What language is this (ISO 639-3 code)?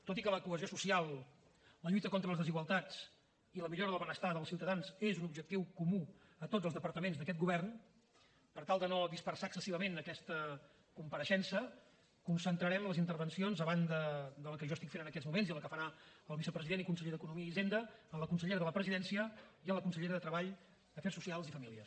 cat